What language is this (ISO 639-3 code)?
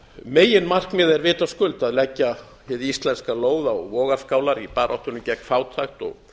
isl